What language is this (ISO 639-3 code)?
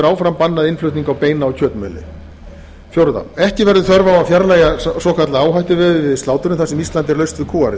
isl